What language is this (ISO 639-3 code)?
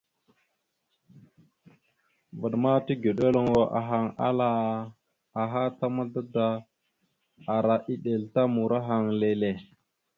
mxu